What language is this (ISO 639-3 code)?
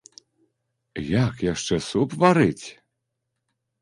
bel